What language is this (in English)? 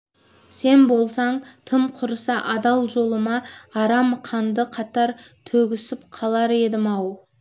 Kazakh